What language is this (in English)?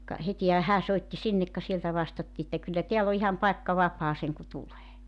Finnish